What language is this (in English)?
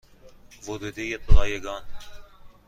Persian